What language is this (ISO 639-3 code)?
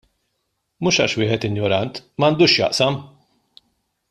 mlt